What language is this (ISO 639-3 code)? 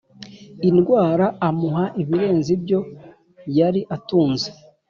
kin